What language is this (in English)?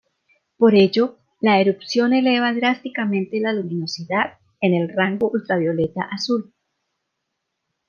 Spanish